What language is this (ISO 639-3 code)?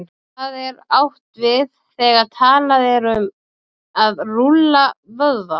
isl